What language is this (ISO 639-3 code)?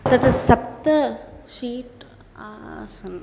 san